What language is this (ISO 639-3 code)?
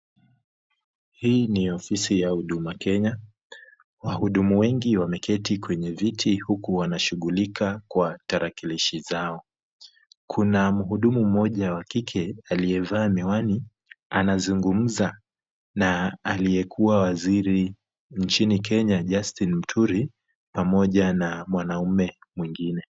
swa